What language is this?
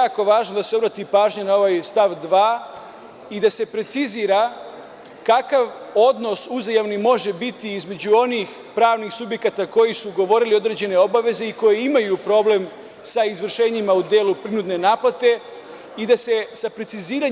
Serbian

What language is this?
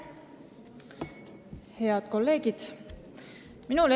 Estonian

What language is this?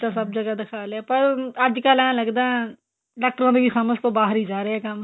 Punjabi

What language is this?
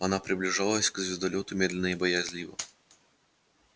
Russian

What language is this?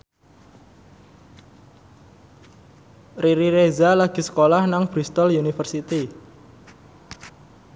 Javanese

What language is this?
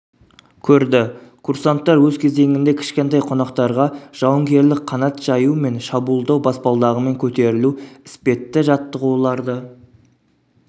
Kazakh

